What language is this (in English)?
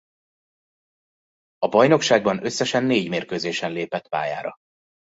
Hungarian